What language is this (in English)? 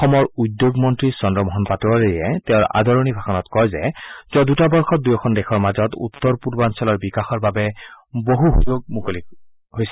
Assamese